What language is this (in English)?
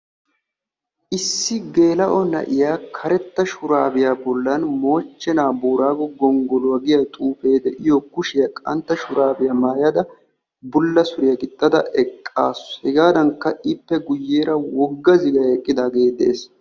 Wolaytta